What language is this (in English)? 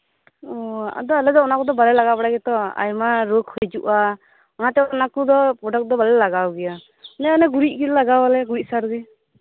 Santali